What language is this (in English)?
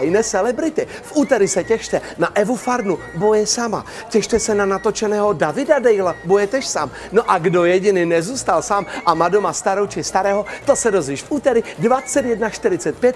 Czech